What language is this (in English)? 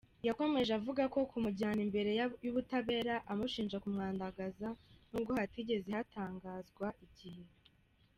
Kinyarwanda